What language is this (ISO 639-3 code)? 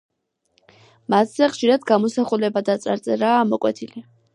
kat